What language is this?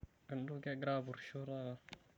Masai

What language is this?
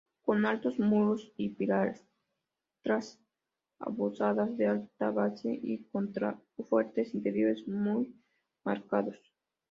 Spanish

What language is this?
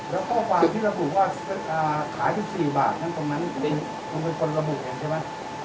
Thai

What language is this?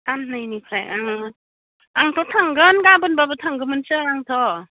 Bodo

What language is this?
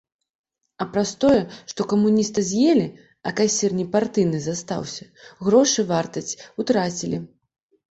Belarusian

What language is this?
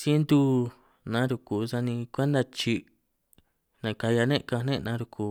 San Martín Itunyoso Triqui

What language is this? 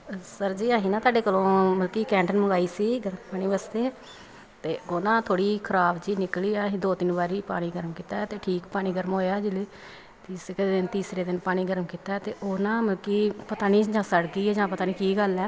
Punjabi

